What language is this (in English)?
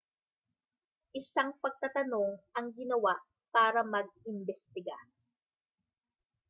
Filipino